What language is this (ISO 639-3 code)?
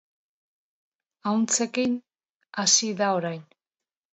eus